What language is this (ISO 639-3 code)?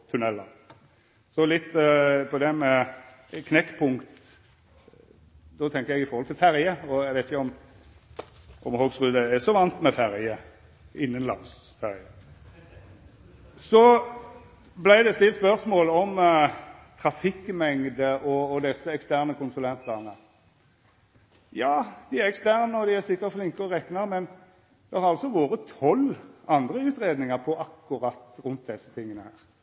nno